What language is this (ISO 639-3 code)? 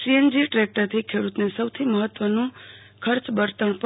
guj